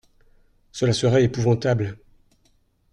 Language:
French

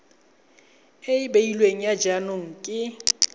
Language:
Tswana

